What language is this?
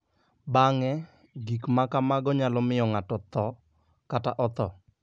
Luo (Kenya and Tanzania)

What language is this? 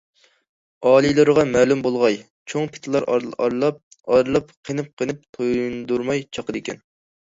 Uyghur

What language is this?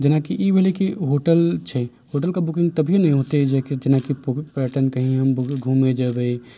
Maithili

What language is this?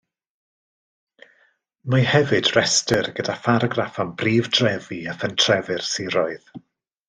Welsh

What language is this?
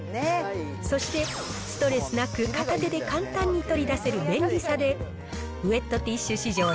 Japanese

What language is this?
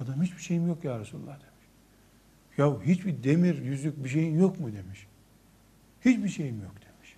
Turkish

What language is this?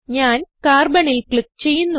Malayalam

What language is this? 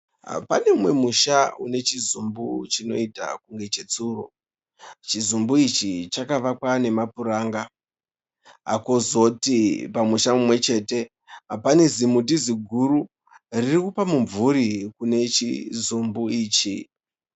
Shona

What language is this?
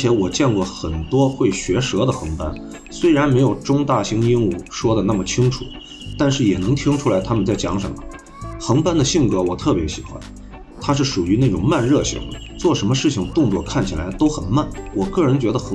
Chinese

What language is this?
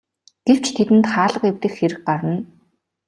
Mongolian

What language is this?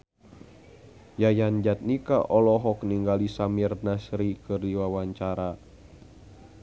Sundanese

